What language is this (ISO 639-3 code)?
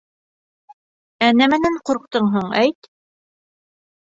bak